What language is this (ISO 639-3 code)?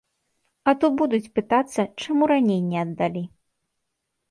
bel